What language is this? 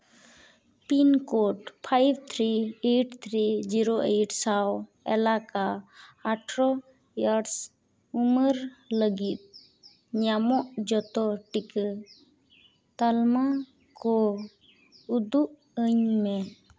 Santali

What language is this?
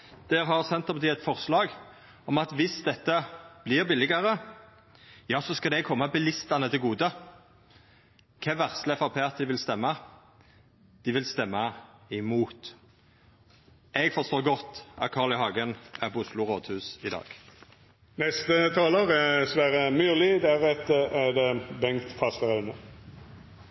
Norwegian Nynorsk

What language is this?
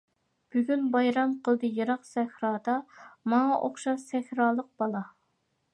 Uyghur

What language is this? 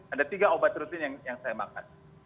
Indonesian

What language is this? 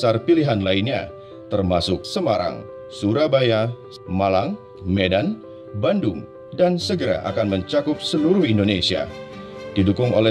Indonesian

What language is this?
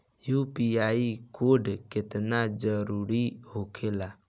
Bhojpuri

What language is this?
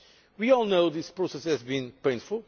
English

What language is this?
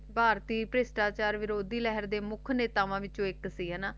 Punjabi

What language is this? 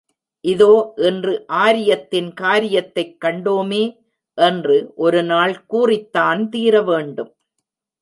Tamil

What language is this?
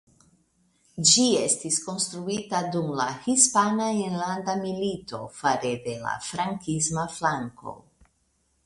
Esperanto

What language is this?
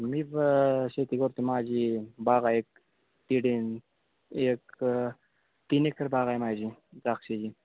Marathi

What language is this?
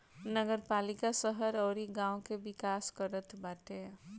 Bhojpuri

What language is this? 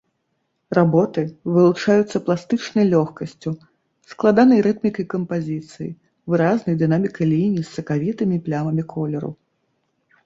Belarusian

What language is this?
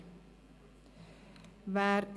Swiss German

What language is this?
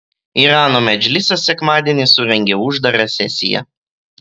Lithuanian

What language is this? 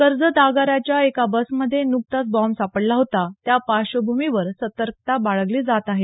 Marathi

